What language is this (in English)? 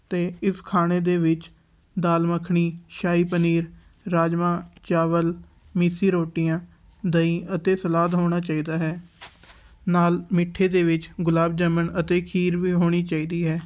Punjabi